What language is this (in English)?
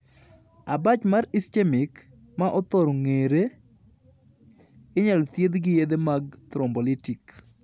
Luo (Kenya and Tanzania)